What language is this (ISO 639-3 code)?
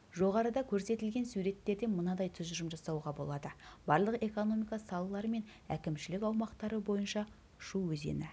kaz